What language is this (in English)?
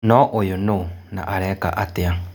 Kikuyu